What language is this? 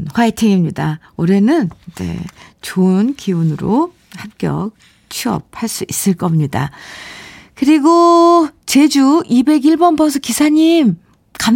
Korean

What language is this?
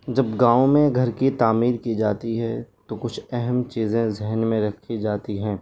Urdu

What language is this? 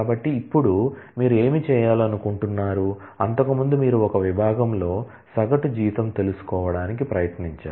Telugu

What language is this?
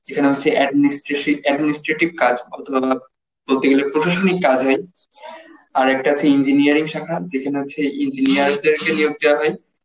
Bangla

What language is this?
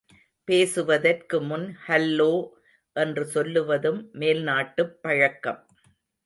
Tamil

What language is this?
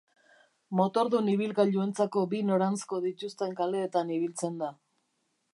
Basque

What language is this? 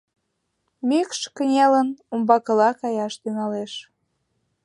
Mari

